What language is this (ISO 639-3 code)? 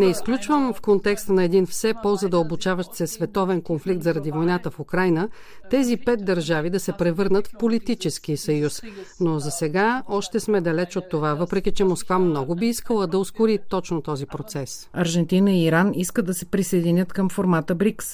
bul